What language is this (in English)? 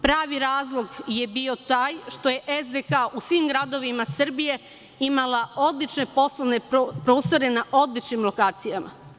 Serbian